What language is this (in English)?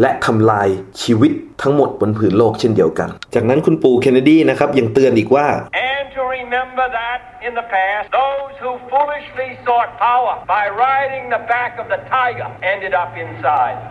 Thai